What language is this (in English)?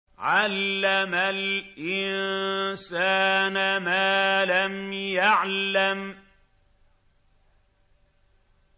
Arabic